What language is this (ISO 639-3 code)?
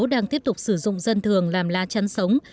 vie